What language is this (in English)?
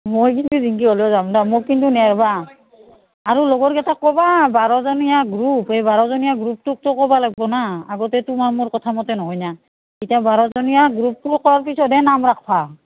Assamese